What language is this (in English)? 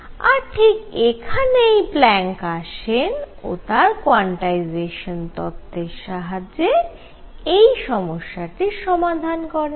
Bangla